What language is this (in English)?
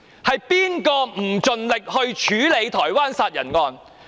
Cantonese